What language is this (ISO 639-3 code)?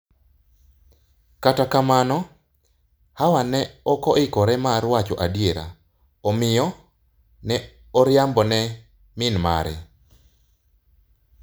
luo